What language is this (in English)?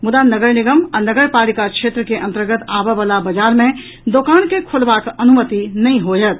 Maithili